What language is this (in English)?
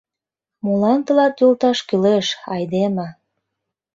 Mari